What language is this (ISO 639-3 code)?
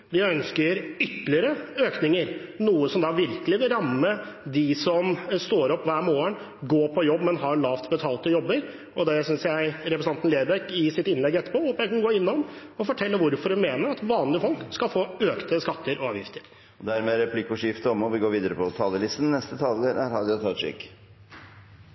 nor